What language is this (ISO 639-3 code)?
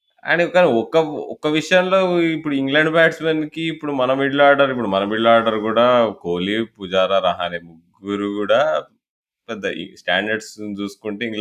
tel